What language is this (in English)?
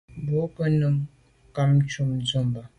Medumba